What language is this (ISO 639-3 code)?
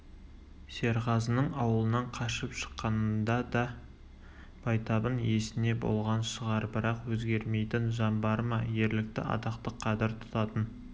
kaz